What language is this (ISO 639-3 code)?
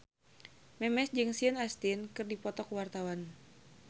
sun